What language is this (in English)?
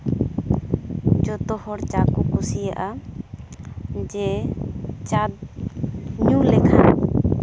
Santali